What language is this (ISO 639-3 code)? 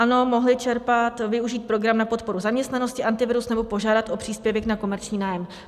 ces